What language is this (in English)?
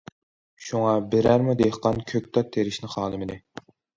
Uyghur